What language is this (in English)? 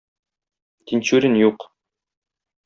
Tatar